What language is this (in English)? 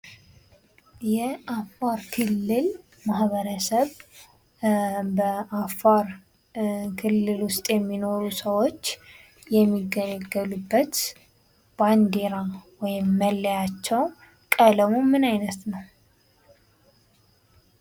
Amharic